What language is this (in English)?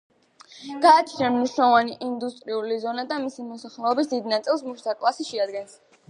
Georgian